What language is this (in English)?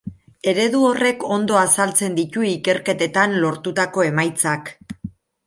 Basque